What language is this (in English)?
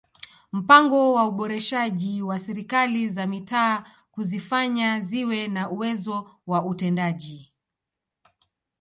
Swahili